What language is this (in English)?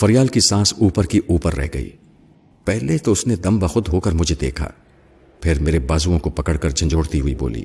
Urdu